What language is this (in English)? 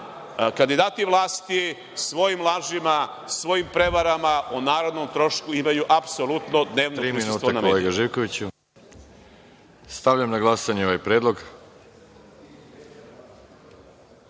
Serbian